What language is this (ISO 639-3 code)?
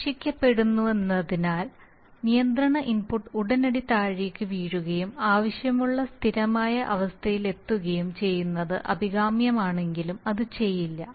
mal